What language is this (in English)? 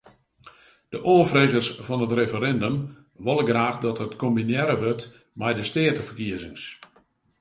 Western Frisian